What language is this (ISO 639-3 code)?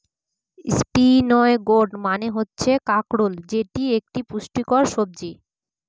ben